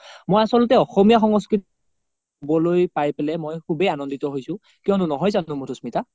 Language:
Assamese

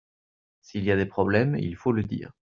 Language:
French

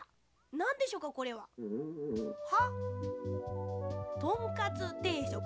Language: Japanese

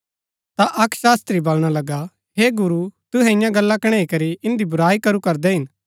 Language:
Gaddi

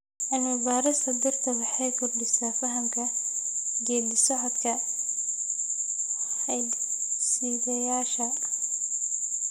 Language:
Somali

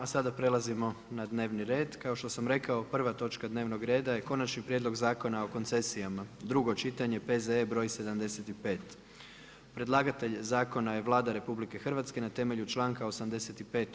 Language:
Croatian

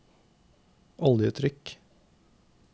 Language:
Norwegian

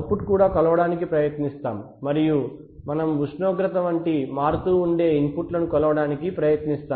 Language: Telugu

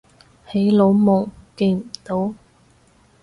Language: Cantonese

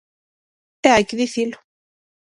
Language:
Galician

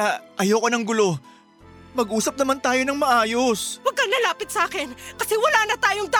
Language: Filipino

